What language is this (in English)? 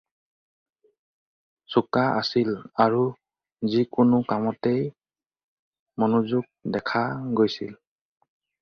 Assamese